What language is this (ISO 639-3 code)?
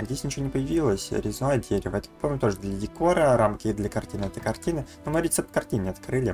rus